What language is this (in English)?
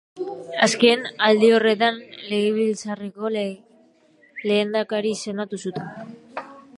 Basque